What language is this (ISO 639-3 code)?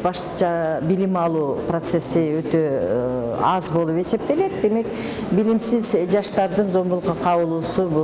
tur